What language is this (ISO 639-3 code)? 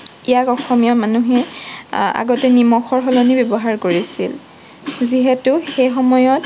asm